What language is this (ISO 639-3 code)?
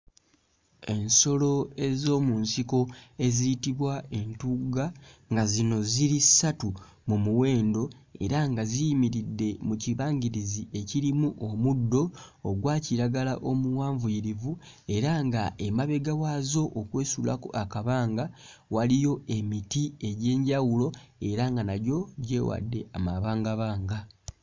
lug